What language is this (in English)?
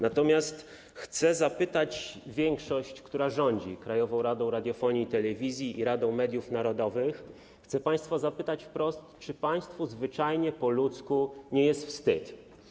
Polish